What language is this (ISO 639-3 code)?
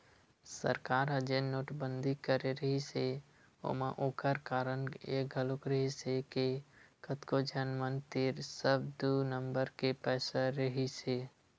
hne